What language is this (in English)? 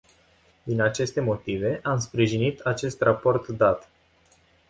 Romanian